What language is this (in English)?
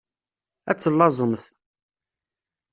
Kabyle